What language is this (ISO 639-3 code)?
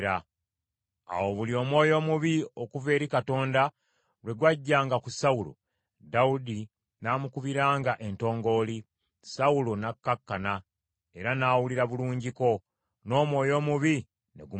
lug